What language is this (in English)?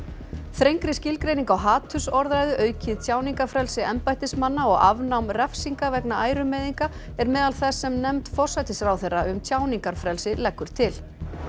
Icelandic